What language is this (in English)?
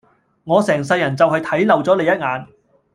Cantonese